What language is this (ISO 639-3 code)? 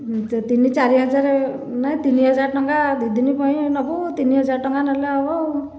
ori